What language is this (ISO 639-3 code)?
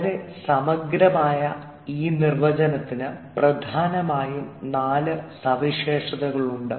mal